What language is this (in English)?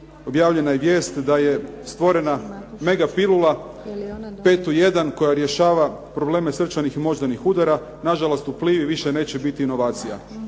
Croatian